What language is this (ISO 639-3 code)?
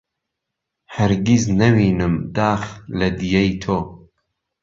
ckb